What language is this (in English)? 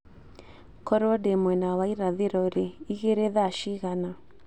Kikuyu